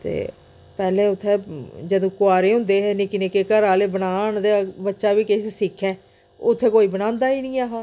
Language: Dogri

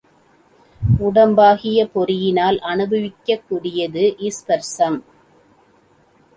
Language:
Tamil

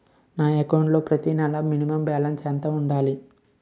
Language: Telugu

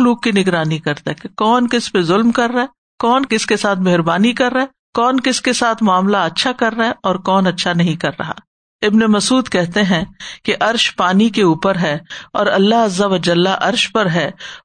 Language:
Urdu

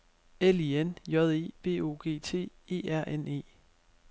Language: Danish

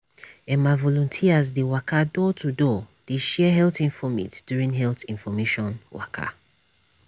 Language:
Nigerian Pidgin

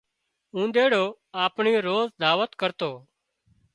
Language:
Wadiyara Koli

